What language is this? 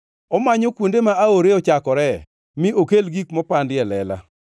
Luo (Kenya and Tanzania)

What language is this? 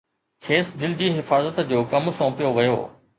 Sindhi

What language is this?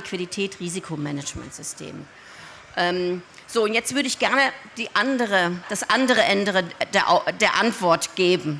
German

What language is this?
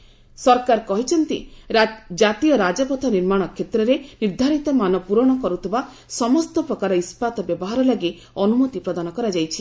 Odia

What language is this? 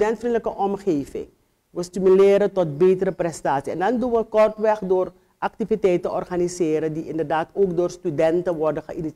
Dutch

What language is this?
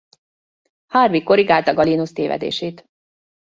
Hungarian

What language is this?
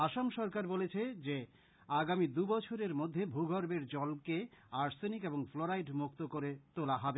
Bangla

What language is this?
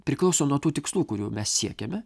Lithuanian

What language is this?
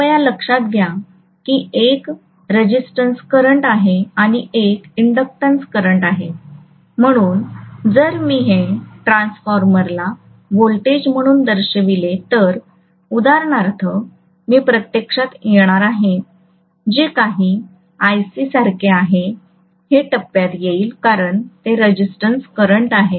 Marathi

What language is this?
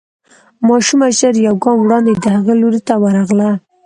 Pashto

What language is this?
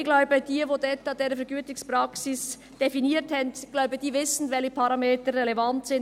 Swiss German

